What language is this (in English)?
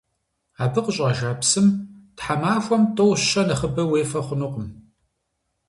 Kabardian